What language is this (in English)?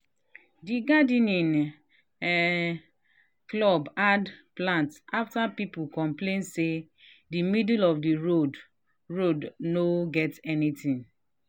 Nigerian Pidgin